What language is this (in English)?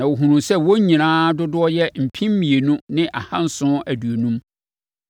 Akan